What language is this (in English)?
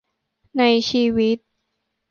Thai